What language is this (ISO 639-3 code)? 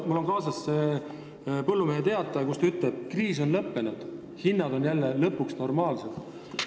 est